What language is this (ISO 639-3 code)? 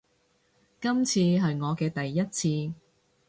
yue